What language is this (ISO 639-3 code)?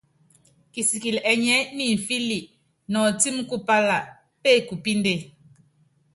yav